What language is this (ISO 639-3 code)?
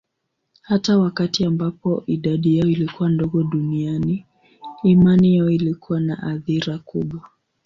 swa